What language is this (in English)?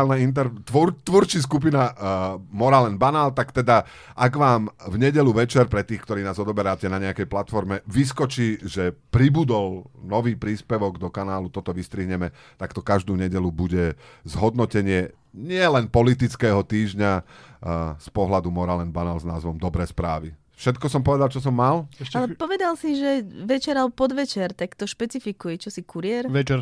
Slovak